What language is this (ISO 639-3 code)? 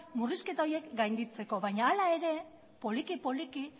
eus